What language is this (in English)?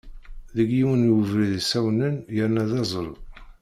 Kabyle